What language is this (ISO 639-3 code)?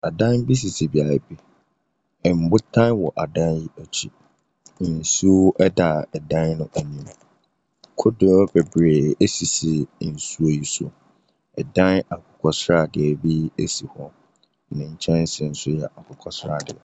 aka